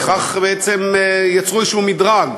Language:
Hebrew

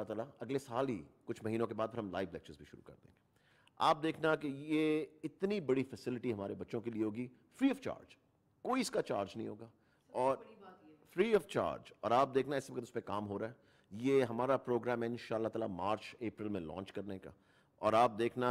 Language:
Hindi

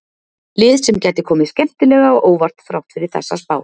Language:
Icelandic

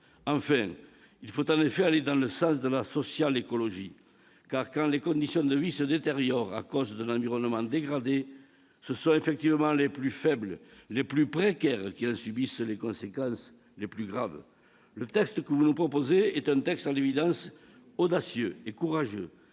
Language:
French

